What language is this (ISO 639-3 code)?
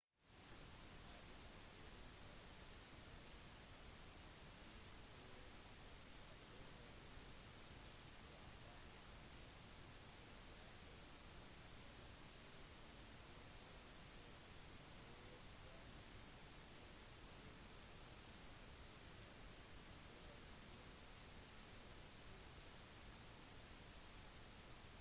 nob